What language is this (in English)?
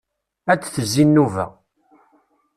Kabyle